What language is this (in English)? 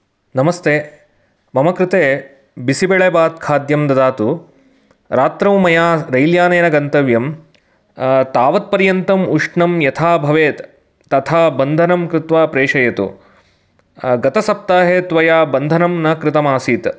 Sanskrit